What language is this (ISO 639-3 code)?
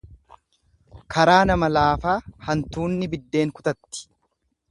orm